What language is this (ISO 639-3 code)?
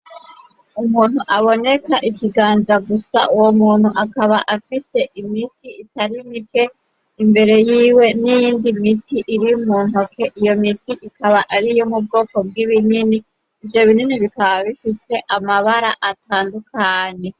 run